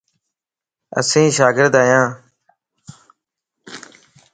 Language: Lasi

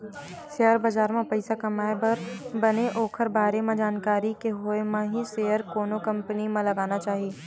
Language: Chhattisgarhi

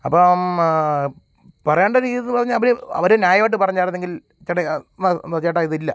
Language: Malayalam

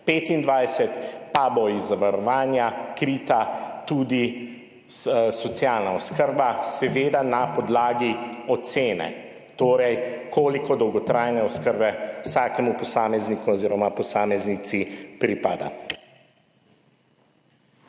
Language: Slovenian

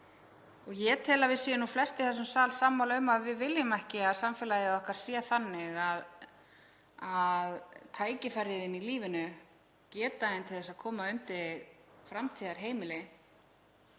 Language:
Icelandic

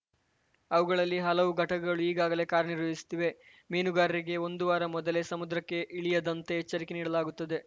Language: Kannada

